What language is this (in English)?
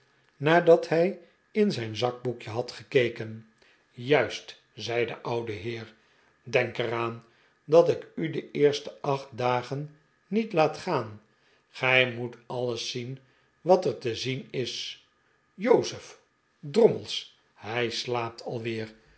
Dutch